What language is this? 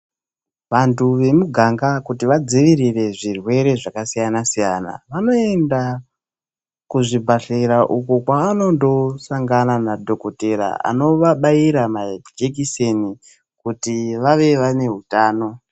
Ndau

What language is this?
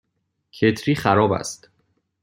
Persian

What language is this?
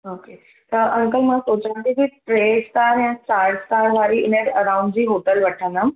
Sindhi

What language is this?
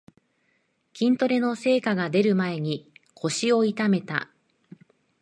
Japanese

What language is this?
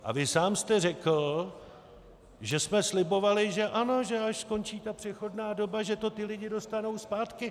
Czech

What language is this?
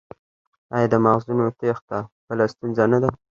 Pashto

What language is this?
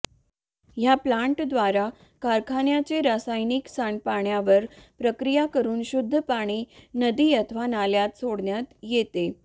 Marathi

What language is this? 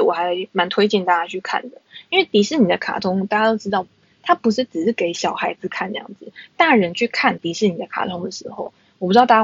Chinese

